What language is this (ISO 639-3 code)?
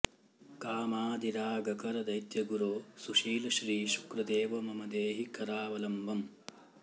san